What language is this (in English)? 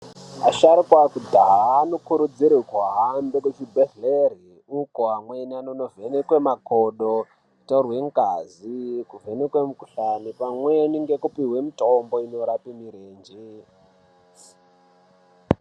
Ndau